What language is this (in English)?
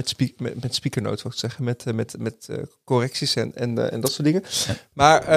Dutch